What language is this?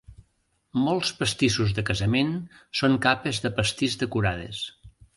Catalan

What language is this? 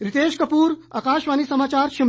Hindi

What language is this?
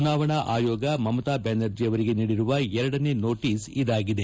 Kannada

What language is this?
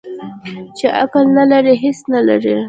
Pashto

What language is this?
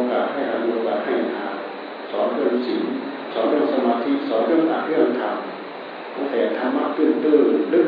Thai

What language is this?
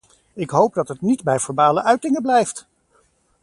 Dutch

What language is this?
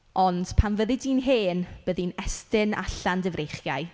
Welsh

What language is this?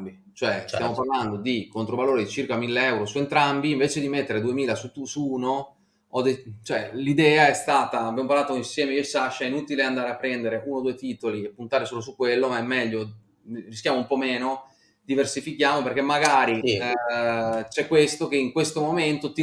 Italian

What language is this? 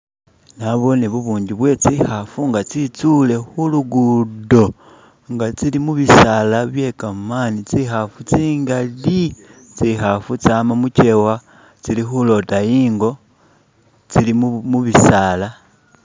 Masaaba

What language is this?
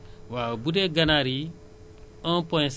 Wolof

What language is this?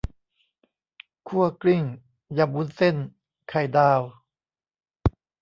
Thai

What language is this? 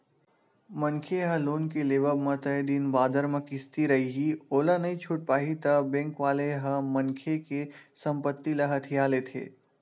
Chhattisgarhi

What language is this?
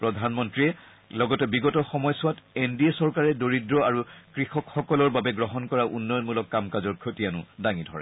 Assamese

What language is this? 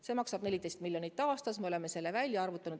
Estonian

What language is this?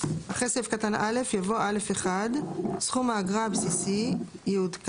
Hebrew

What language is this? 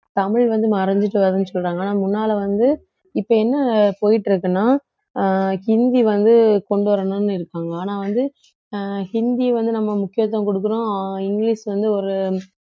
Tamil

